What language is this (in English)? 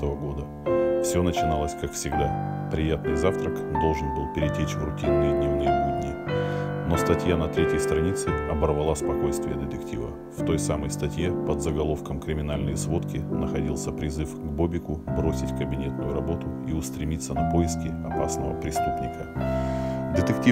Russian